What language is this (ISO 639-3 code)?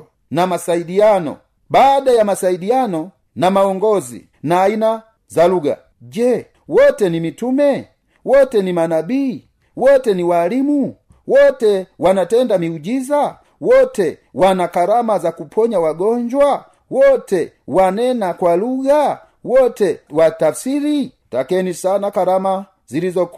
swa